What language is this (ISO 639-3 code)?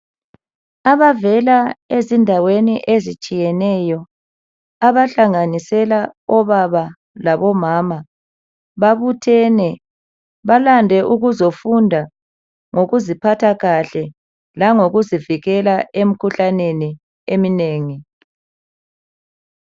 nde